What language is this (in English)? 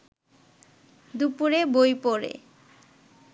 Bangla